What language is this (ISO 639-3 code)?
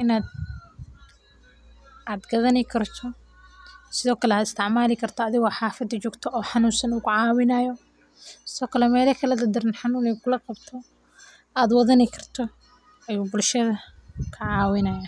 som